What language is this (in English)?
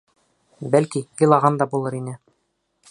Bashkir